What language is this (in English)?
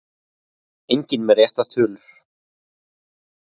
Icelandic